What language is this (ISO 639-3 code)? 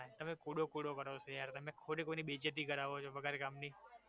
guj